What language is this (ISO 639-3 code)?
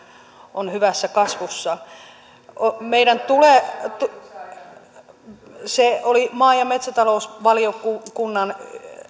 fin